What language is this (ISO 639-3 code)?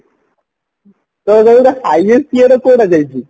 ori